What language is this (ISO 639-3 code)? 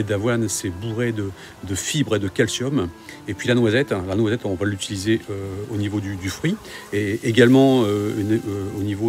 fra